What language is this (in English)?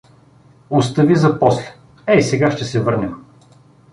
Bulgarian